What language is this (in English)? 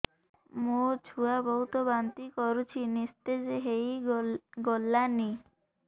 Odia